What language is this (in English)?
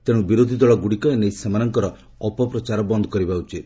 Odia